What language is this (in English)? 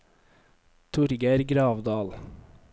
Norwegian